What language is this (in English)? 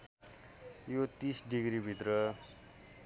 Nepali